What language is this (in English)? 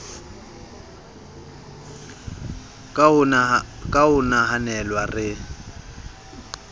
Southern Sotho